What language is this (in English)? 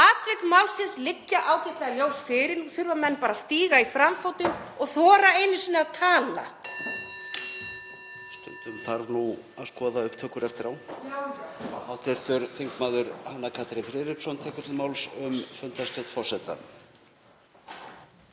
Icelandic